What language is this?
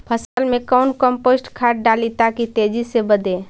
Magahi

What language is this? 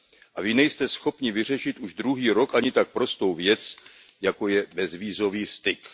Czech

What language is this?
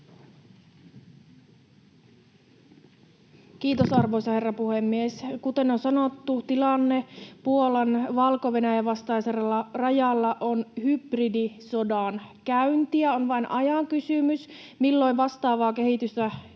Finnish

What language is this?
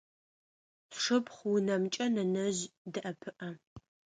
Adyghe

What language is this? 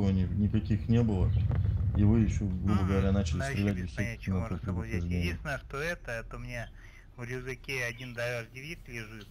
Russian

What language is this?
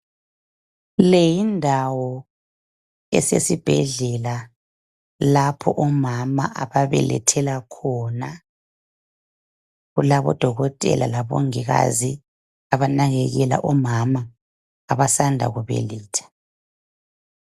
North Ndebele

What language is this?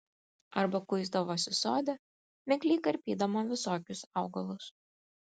Lithuanian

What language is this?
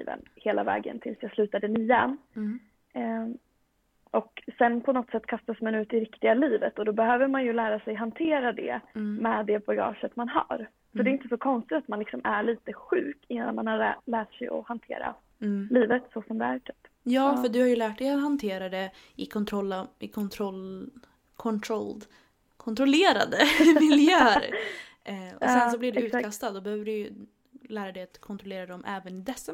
Swedish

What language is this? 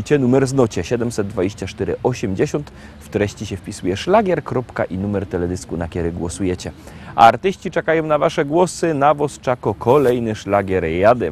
Polish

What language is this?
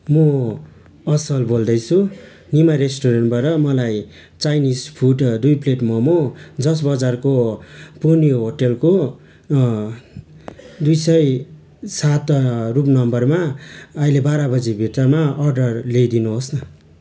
Nepali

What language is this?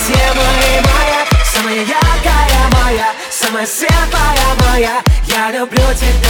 Russian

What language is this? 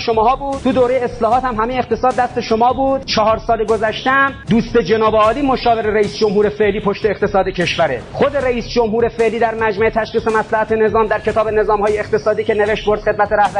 Persian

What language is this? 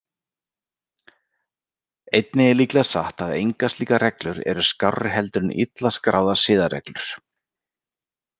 Icelandic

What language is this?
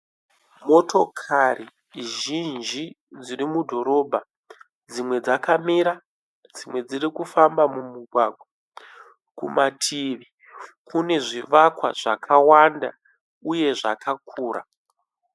Shona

